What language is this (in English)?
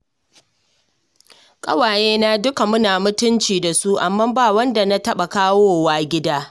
Hausa